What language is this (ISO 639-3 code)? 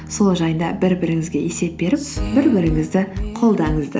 kaz